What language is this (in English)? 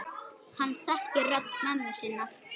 Icelandic